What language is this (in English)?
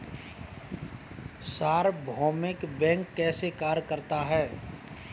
Hindi